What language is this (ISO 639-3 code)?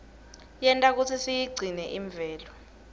ssw